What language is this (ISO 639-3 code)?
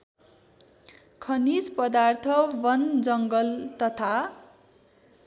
nep